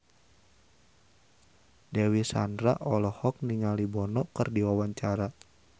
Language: Sundanese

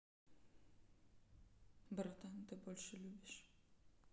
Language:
Russian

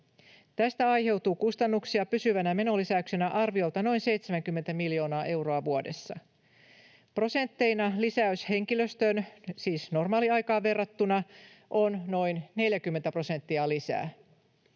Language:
Finnish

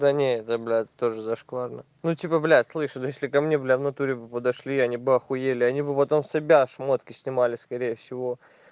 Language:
Russian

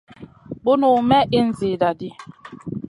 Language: Masana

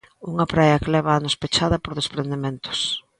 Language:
Galician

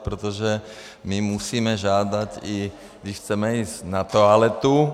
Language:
Czech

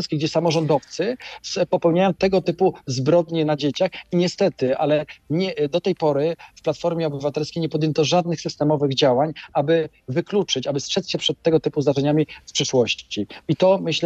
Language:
Polish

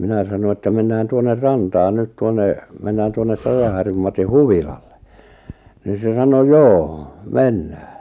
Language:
Finnish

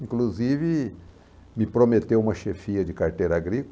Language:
Portuguese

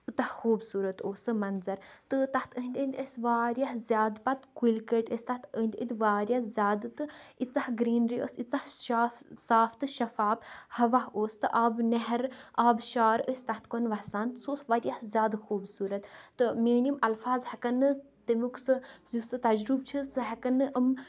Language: Kashmiri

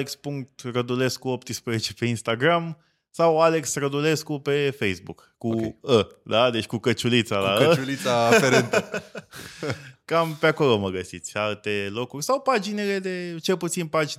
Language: Romanian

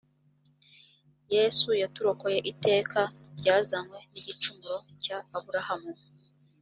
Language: Kinyarwanda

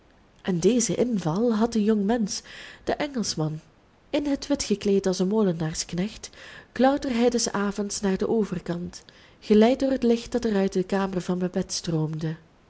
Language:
Dutch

